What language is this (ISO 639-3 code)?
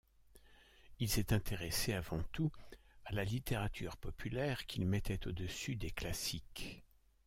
fra